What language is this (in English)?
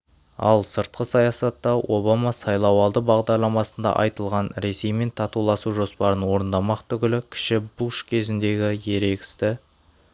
Kazakh